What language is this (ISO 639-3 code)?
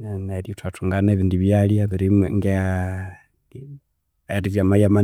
koo